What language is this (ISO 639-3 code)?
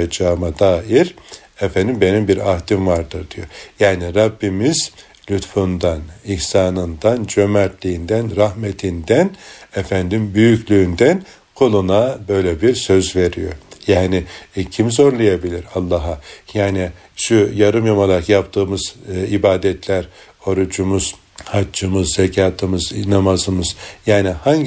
tur